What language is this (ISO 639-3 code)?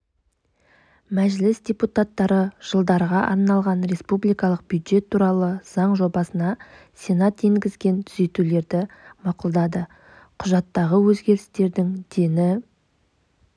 kaz